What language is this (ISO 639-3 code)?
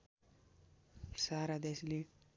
nep